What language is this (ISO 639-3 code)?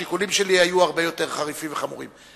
heb